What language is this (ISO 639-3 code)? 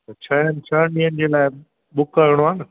snd